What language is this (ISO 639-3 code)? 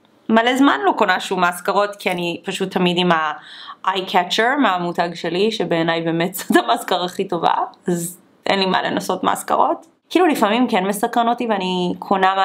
heb